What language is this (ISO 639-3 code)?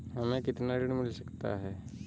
hin